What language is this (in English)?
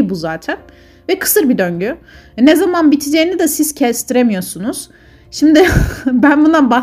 Turkish